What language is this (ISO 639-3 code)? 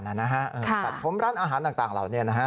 tha